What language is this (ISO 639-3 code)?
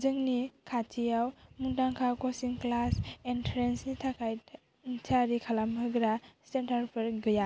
brx